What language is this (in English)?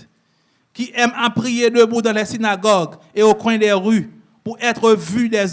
French